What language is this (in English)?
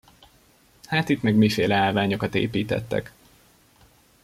Hungarian